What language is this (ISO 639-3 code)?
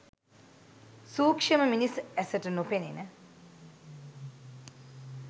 sin